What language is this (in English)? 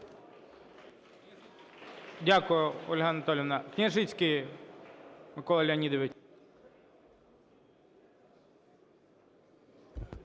Ukrainian